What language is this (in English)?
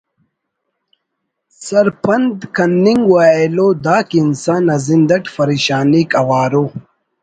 Brahui